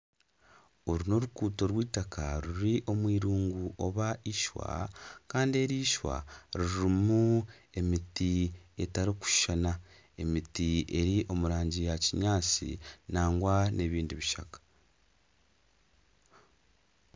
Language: Nyankole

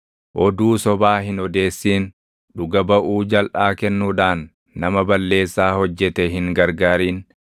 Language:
Oromo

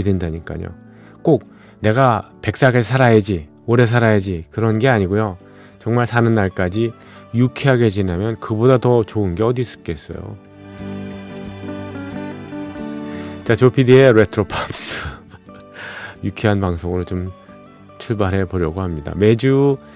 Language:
Korean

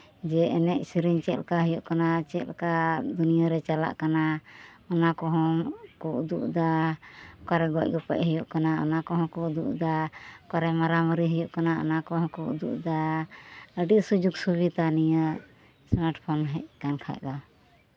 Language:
Santali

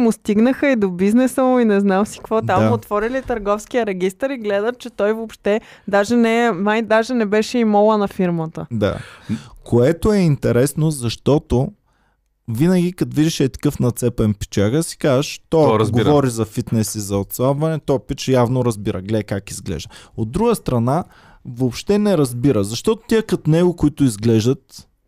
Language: Bulgarian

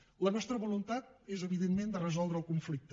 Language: Catalan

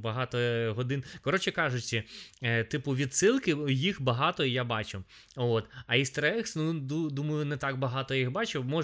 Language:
Ukrainian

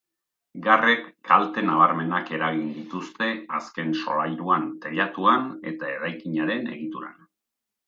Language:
Basque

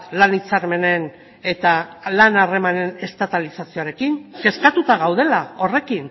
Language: Basque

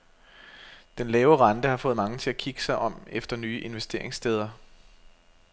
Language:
Danish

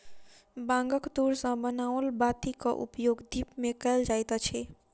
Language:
Maithili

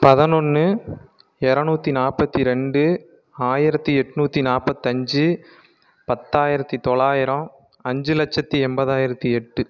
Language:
Tamil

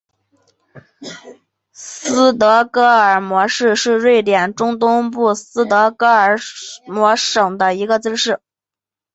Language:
Chinese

